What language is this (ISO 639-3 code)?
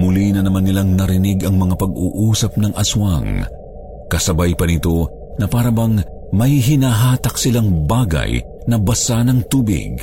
fil